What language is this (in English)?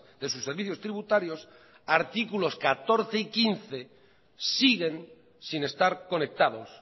Spanish